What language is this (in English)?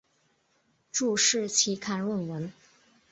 Chinese